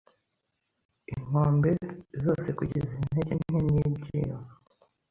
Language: Kinyarwanda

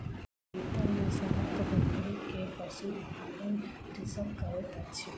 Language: Maithili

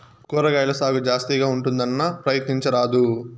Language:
Telugu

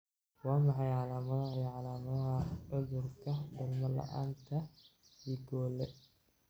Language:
Somali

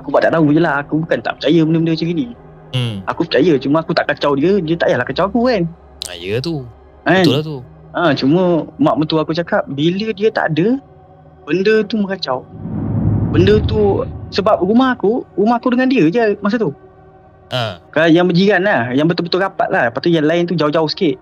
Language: Malay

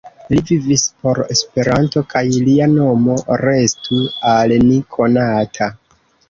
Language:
Esperanto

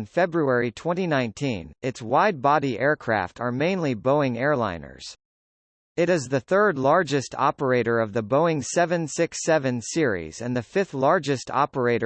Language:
English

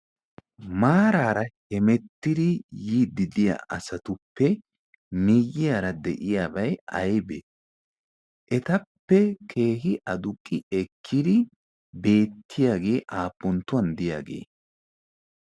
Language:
Wolaytta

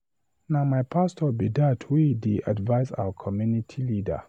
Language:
Nigerian Pidgin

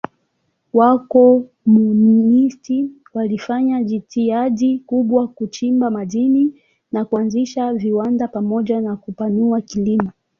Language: Swahili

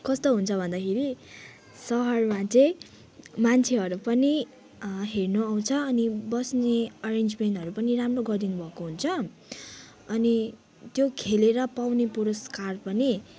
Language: Nepali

